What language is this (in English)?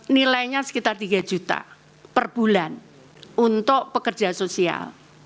Indonesian